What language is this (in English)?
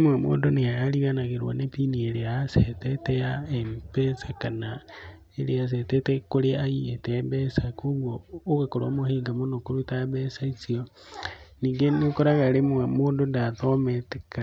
Kikuyu